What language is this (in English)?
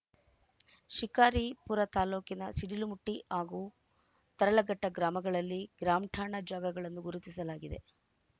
Kannada